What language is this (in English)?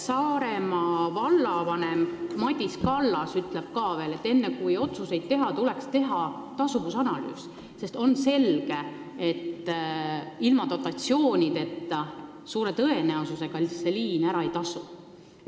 Estonian